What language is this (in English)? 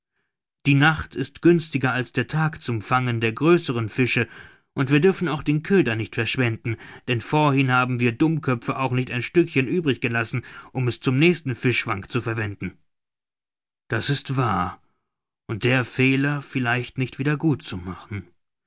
German